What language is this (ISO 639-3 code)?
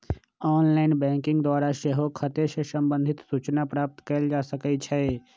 mag